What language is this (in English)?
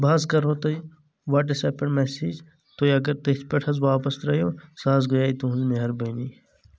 Kashmiri